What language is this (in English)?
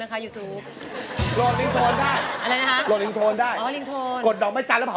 Thai